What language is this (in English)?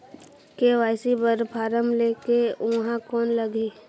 Chhattisgarhi